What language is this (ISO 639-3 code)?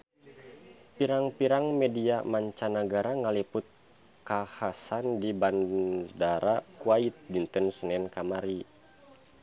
sun